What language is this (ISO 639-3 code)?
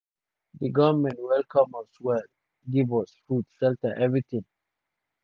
pcm